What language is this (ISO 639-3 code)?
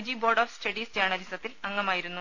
mal